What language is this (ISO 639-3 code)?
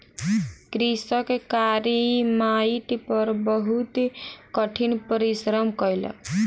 mai